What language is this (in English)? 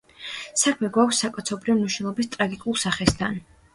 Georgian